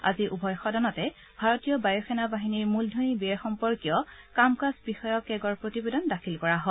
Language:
Assamese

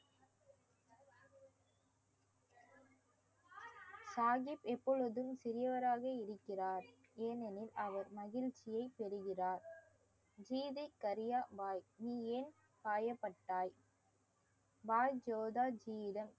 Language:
Tamil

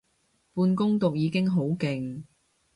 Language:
Cantonese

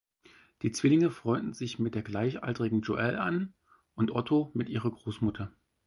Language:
German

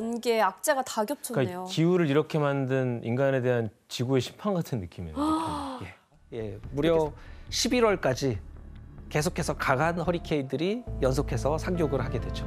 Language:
Korean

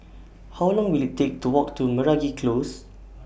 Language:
English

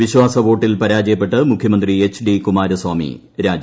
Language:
Malayalam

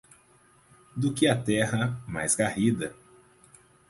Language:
Portuguese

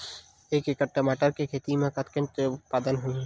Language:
Chhattisgarhi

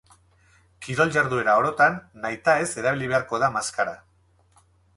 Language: Basque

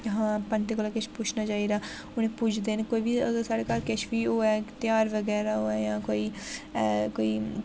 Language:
Dogri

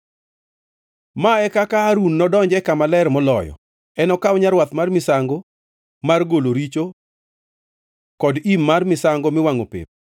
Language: Luo (Kenya and Tanzania)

